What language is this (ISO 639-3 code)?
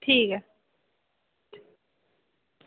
doi